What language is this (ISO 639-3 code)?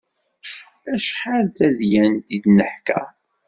kab